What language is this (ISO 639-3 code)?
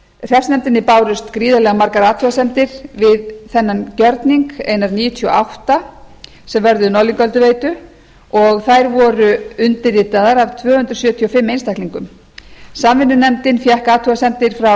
isl